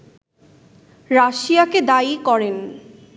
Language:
Bangla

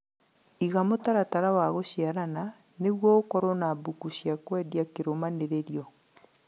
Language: Kikuyu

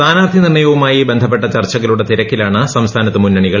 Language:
Malayalam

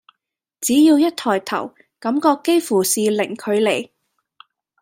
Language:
Cantonese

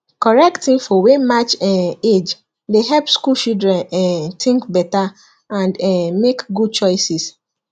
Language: Nigerian Pidgin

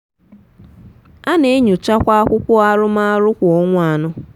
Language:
Igbo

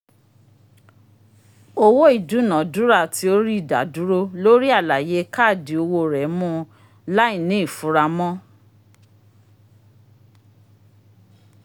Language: Yoruba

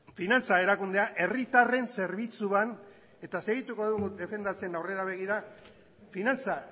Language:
Basque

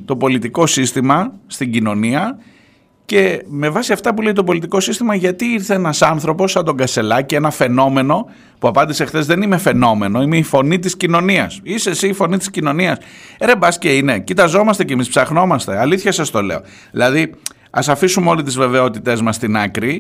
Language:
Greek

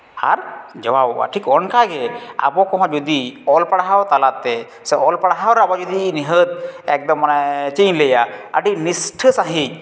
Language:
Santali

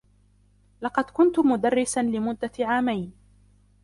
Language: Arabic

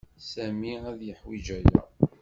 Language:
Kabyle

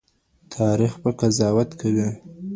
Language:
Pashto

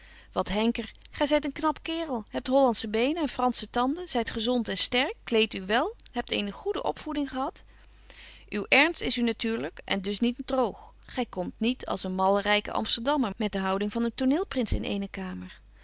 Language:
Dutch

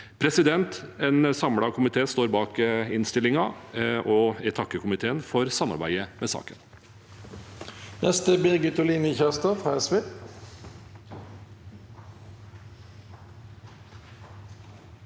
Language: Norwegian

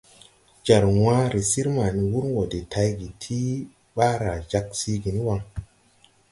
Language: Tupuri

